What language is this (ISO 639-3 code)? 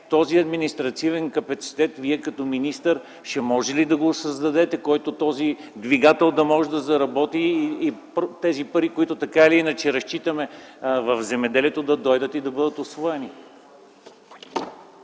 bul